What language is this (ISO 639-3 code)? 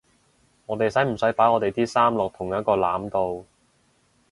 yue